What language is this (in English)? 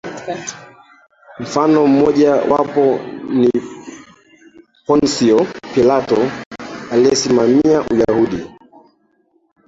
Swahili